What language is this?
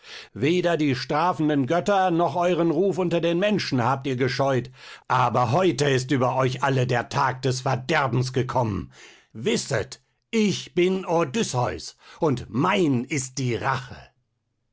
German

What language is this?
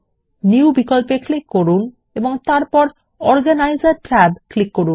Bangla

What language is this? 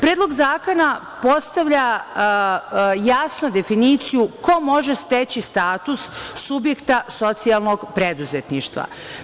Serbian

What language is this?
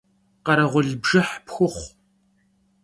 Kabardian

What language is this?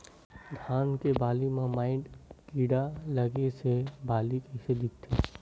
Chhattisgarhi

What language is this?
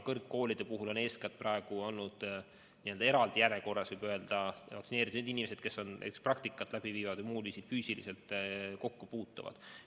Estonian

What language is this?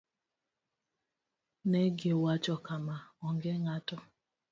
Luo (Kenya and Tanzania)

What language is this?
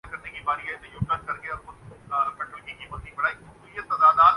Urdu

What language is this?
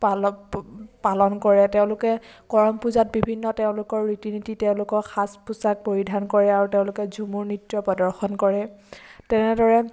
Assamese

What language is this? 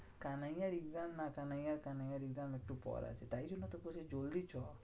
Bangla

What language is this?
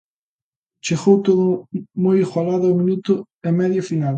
Galician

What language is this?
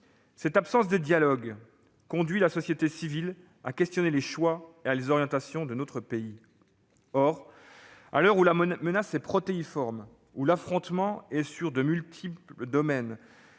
French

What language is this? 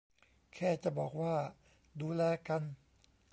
Thai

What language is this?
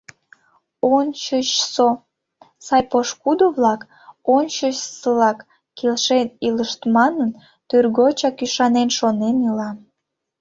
Mari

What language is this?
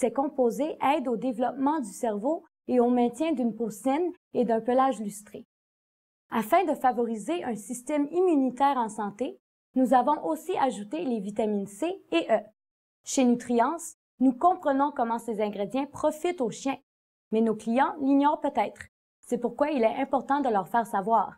French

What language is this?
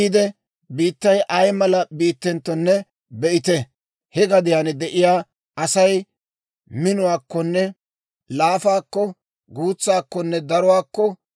Dawro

